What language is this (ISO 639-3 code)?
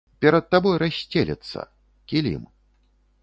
bel